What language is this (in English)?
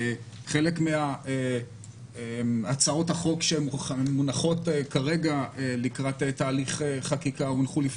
Hebrew